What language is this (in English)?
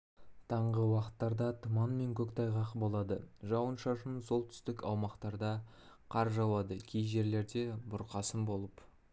Kazakh